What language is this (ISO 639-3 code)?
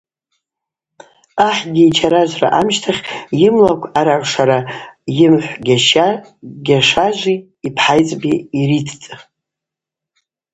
abq